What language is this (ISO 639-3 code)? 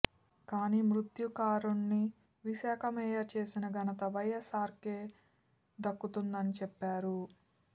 tel